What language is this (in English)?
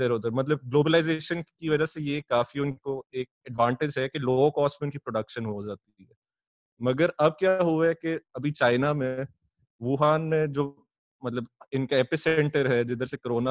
Urdu